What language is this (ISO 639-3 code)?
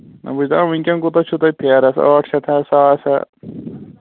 kas